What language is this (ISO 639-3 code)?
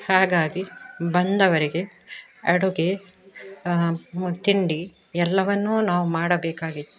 kan